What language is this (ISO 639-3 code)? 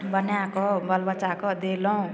mai